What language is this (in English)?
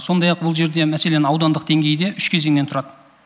Kazakh